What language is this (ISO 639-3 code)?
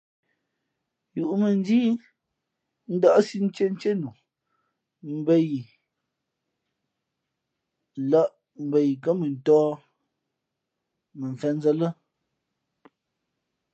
fmp